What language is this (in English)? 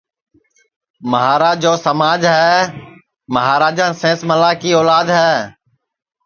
Sansi